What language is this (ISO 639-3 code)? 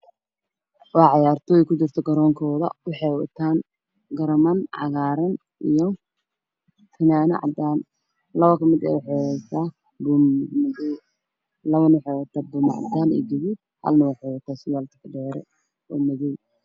som